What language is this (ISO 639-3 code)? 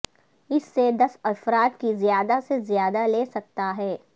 urd